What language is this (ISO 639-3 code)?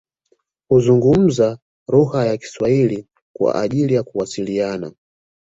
swa